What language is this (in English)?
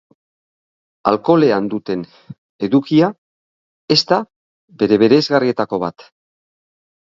Basque